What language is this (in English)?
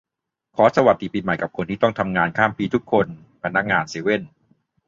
Thai